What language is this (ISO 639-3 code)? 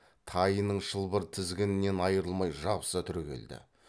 kaz